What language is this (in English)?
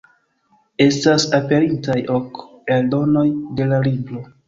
Esperanto